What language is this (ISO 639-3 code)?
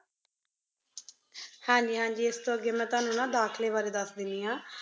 pan